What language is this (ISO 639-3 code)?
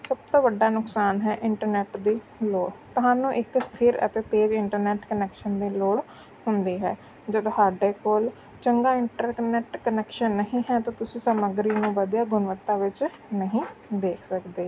pan